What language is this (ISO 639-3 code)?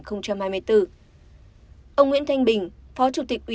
vie